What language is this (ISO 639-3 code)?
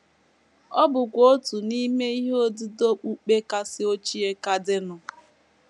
ibo